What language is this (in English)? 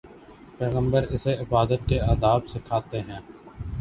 Urdu